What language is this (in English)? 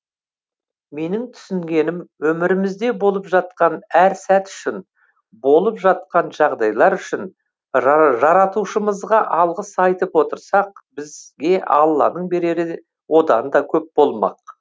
Kazakh